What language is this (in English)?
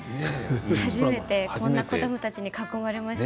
Japanese